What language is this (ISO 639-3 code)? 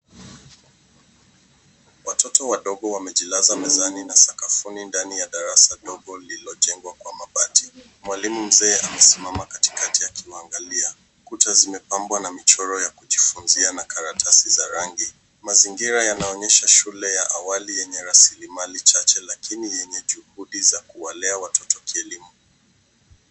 swa